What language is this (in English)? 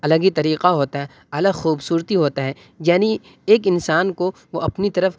Urdu